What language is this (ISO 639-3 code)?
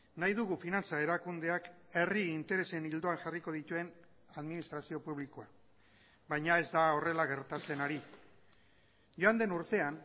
eus